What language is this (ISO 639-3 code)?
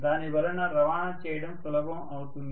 tel